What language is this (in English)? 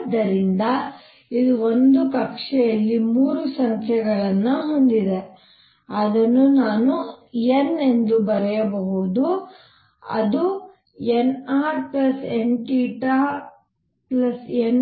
Kannada